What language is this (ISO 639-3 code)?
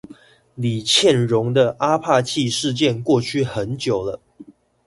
zho